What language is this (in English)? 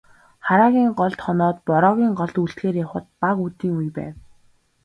Mongolian